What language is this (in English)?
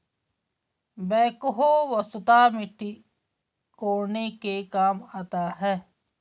Hindi